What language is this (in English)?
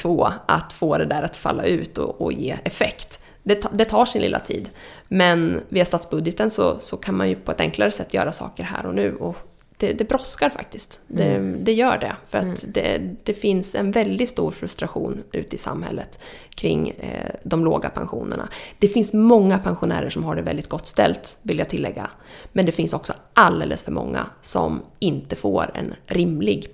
Swedish